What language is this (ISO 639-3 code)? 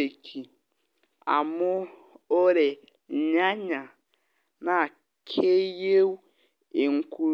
mas